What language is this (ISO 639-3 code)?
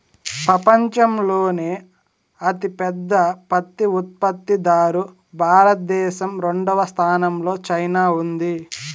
tel